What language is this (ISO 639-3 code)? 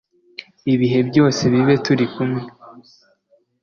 kin